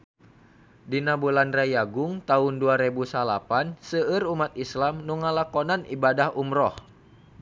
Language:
Sundanese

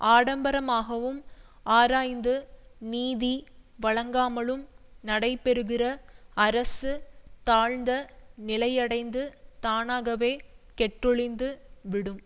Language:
Tamil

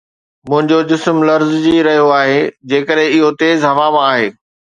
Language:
Sindhi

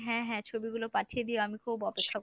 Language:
Bangla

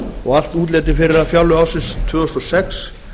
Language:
Icelandic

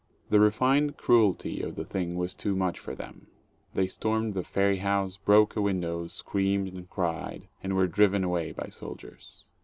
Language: English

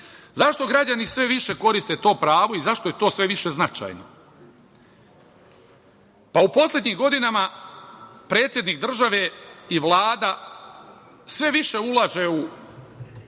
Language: Serbian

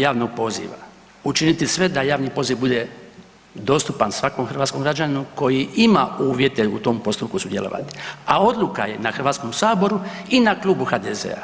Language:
Croatian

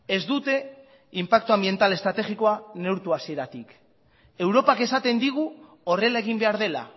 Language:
Basque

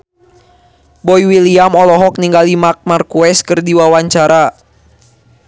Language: Sundanese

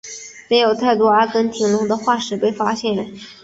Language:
Chinese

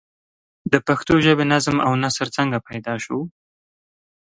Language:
Pashto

